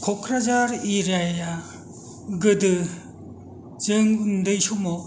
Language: Bodo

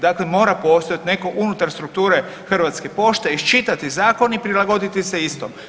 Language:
Croatian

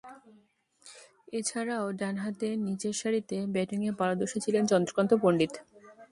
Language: Bangla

